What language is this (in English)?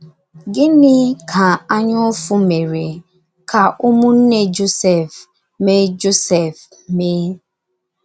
Igbo